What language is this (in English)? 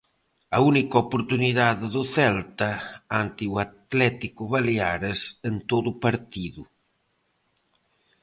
Galician